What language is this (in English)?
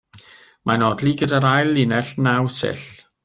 Welsh